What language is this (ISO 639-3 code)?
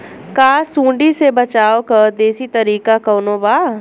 bho